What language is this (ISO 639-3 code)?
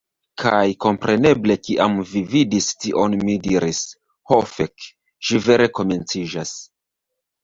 epo